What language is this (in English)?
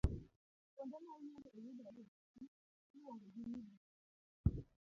Luo (Kenya and Tanzania)